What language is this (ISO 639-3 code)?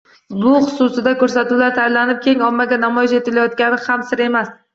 uzb